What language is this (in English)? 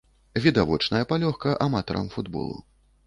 Belarusian